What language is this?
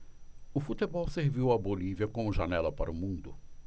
Portuguese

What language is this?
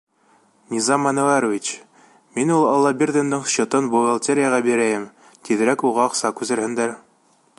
Bashkir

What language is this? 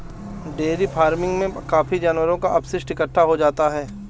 Hindi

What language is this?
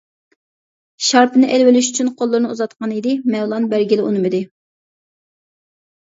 Uyghur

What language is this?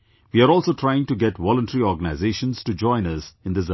English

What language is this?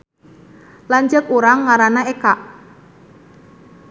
Sundanese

